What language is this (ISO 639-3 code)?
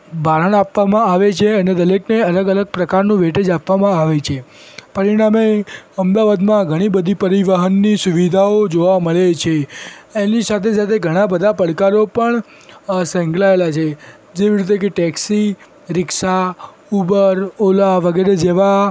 guj